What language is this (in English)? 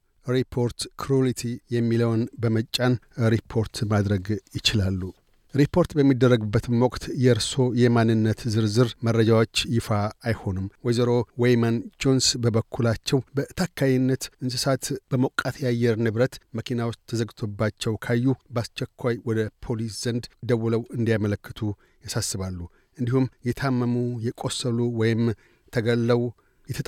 Amharic